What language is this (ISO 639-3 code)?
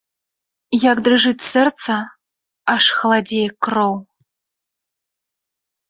bel